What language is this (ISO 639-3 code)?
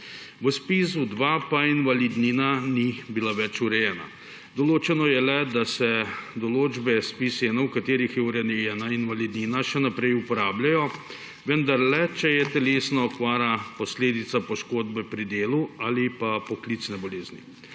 slv